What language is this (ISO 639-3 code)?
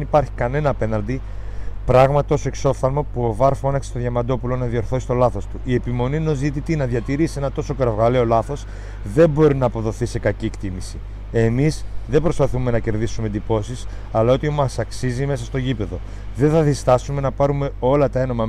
ell